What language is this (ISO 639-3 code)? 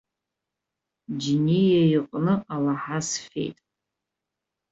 abk